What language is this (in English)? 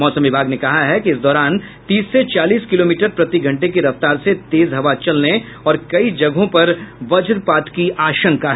Hindi